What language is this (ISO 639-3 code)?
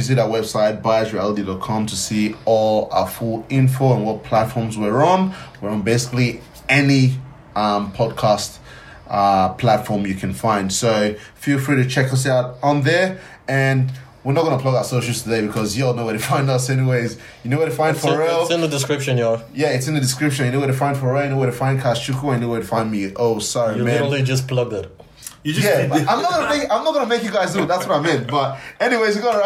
eng